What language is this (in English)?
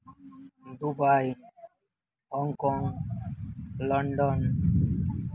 Santali